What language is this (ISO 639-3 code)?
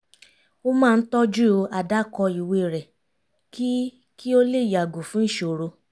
yor